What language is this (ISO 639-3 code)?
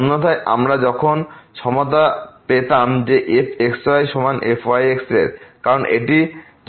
ben